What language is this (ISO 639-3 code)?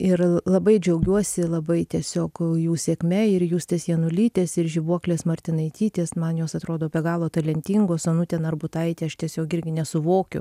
lit